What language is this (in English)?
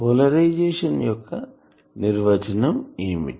Telugu